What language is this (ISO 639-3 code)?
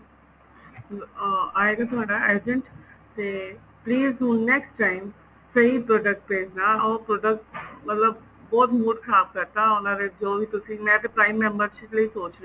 pan